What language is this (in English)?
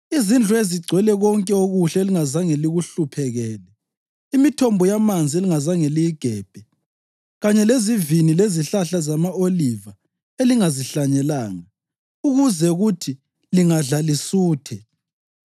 North Ndebele